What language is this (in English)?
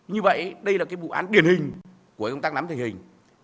Vietnamese